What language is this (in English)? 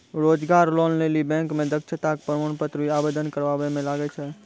Maithili